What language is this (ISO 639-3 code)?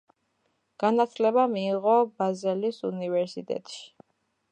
kat